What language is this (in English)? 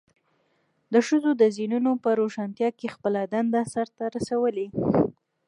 Pashto